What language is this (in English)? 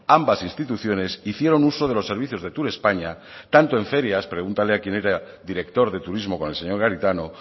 Spanish